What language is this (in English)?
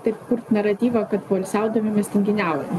Lithuanian